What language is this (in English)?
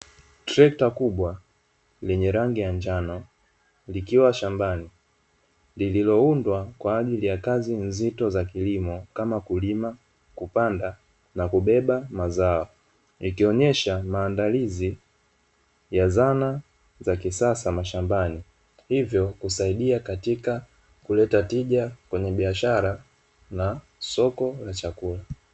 Swahili